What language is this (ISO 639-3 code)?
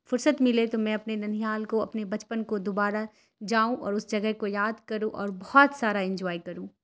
urd